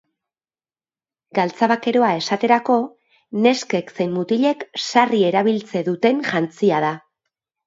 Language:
Basque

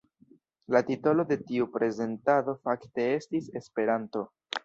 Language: Esperanto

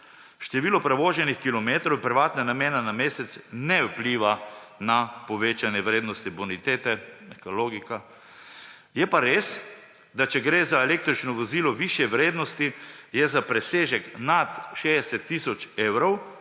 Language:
Slovenian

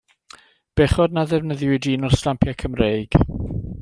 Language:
Welsh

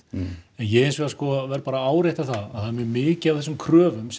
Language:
Icelandic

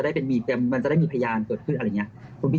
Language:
Thai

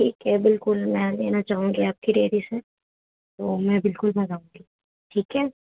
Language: Urdu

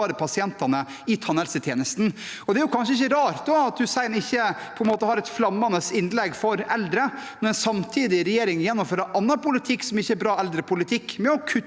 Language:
Norwegian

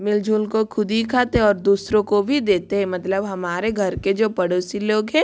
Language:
Hindi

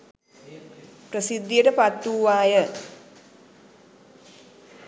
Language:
Sinhala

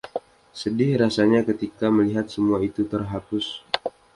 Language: Indonesian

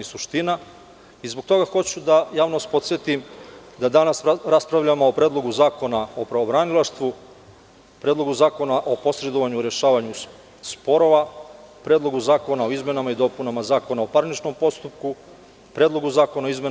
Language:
Serbian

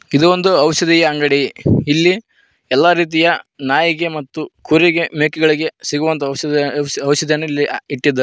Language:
Kannada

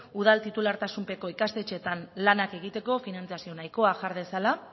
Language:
Basque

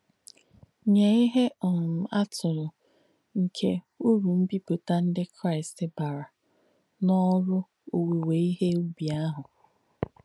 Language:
Igbo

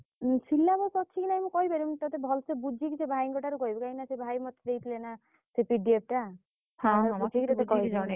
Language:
Odia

